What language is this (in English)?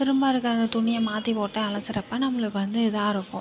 Tamil